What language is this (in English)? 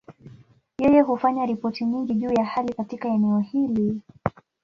Swahili